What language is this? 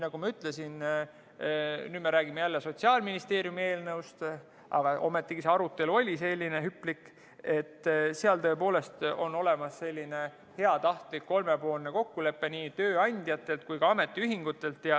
Estonian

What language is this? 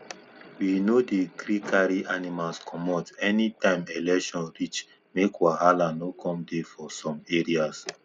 Nigerian Pidgin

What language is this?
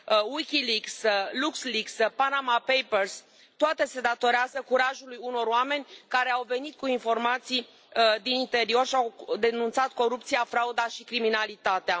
Romanian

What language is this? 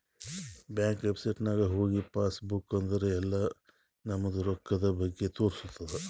Kannada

